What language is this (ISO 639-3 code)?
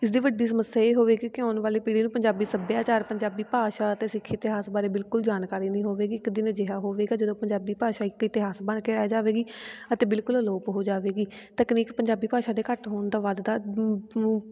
pan